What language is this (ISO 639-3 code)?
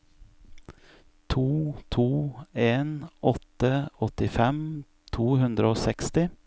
nor